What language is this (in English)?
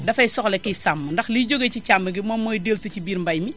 Wolof